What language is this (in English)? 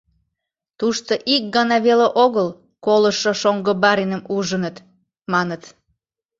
Mari